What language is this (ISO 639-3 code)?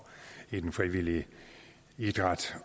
dan